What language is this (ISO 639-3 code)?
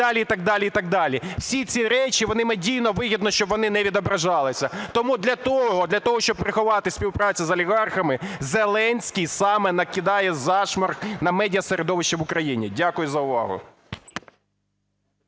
ukr